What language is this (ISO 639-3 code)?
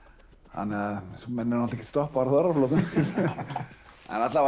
isl